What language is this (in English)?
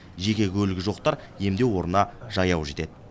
Kazakh